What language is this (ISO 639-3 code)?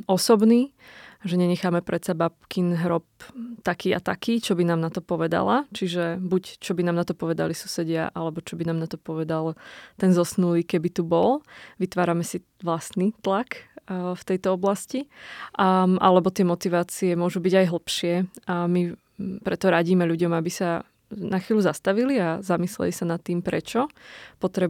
slk